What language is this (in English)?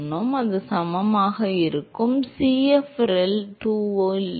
Tamil